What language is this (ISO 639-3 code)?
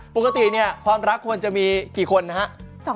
tha